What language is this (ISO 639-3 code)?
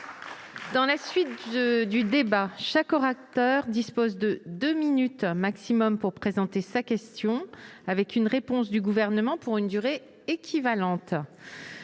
fra